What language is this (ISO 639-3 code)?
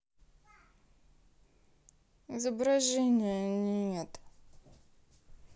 rus